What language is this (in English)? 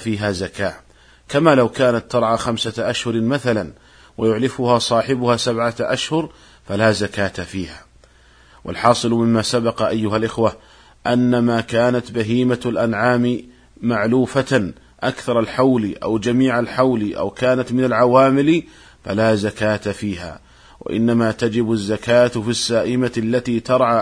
Arabic